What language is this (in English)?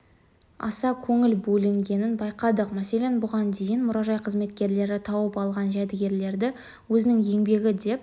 Kazakh